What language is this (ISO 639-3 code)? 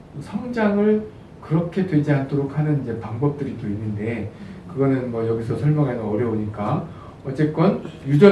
kor